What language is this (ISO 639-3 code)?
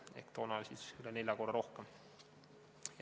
est